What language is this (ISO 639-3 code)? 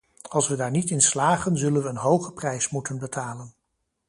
nld